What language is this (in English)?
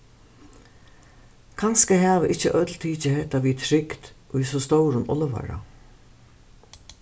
Faroese